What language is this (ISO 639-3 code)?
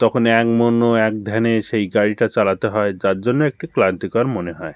ben